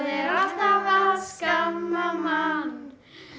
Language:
Icelandic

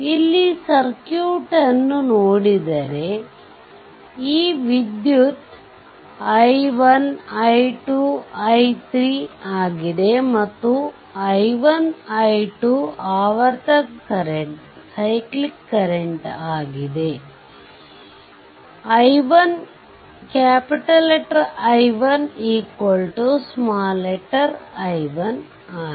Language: Kannada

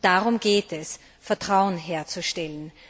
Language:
German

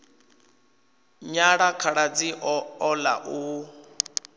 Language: Venda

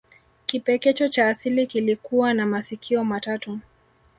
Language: Swahili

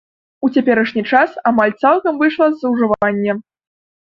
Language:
Belarusian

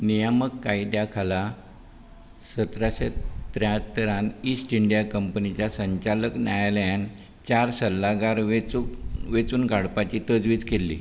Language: Konkani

